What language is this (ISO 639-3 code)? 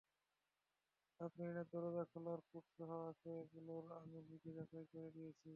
ben